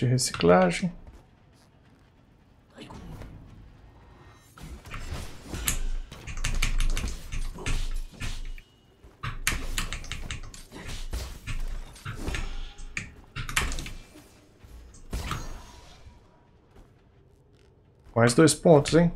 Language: Portuguese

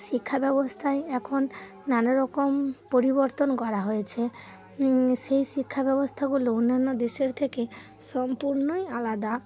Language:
Bangla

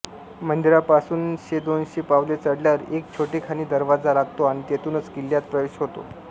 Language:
Marathi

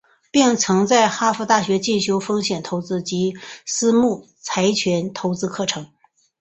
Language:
Chinese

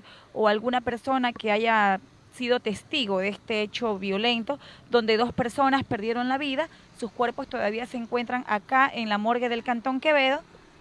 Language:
Spanish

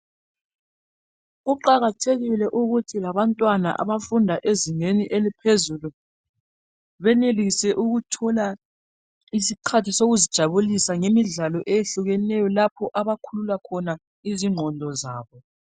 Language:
North Ndebele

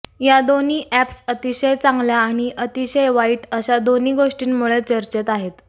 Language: Marathi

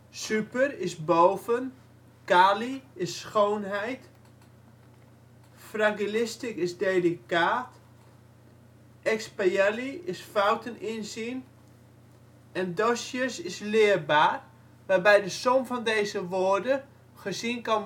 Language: Dutch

